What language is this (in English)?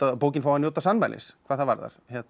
Icelandic